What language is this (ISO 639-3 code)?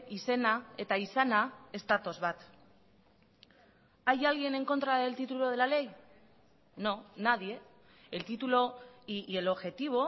spa